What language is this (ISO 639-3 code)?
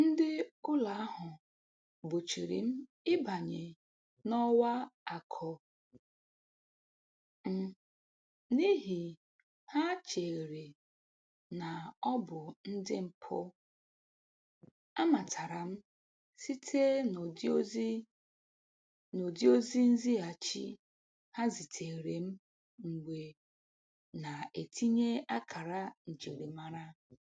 ibo